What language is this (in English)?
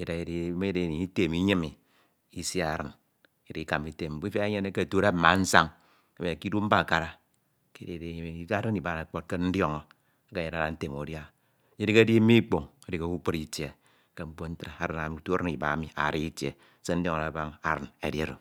Ito